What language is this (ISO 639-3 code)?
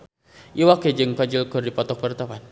sun